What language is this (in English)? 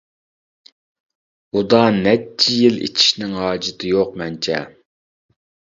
Uyghur